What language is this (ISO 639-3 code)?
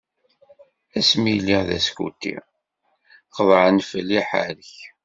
kab